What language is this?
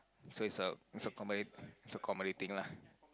English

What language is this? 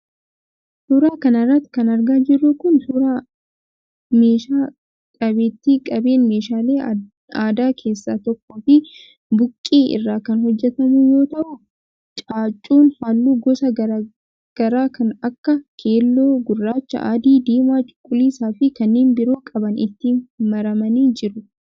Oromo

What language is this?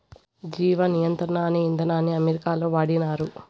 Telugu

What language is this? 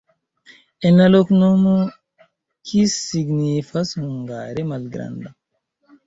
Esperanto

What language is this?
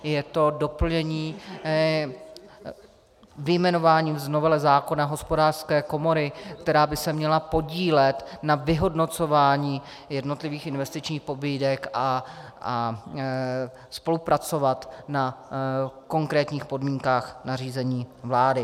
Czech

